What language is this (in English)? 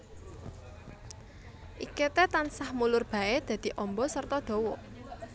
Javanese